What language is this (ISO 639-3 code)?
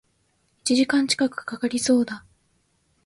jpn